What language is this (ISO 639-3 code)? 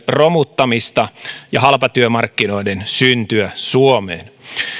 fin